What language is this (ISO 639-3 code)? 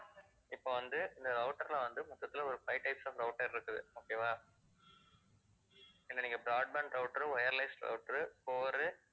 tam